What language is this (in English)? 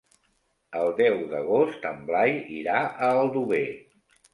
Catalan